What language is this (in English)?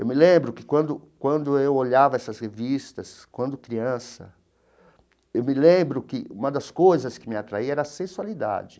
Portuguese